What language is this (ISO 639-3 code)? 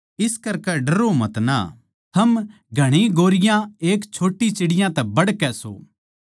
bgc